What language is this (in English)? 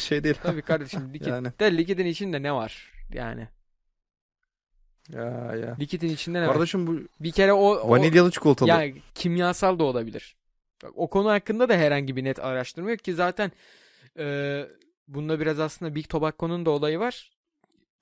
Turkish